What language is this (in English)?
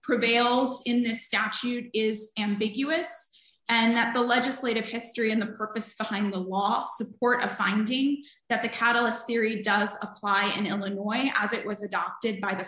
English